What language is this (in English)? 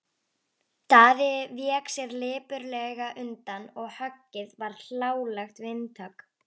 Icelandic